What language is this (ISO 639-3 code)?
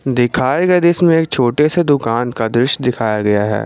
hin